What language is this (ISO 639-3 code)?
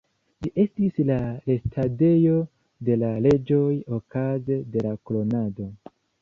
epo